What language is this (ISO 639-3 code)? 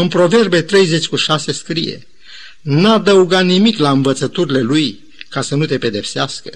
ron